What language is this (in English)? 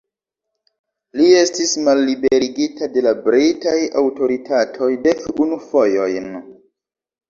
Esperanto